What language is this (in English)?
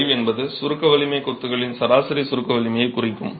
Tamil